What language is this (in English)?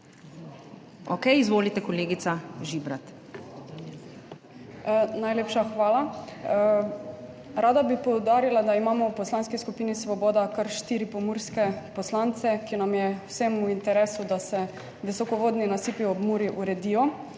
Slovenian